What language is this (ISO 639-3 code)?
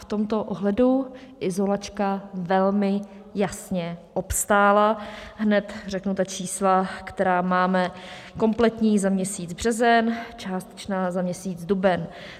ces